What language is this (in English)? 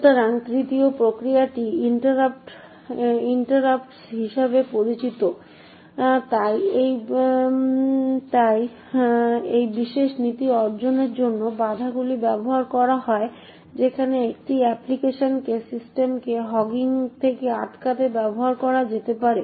Bangla